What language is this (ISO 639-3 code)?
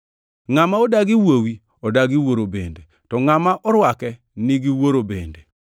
luo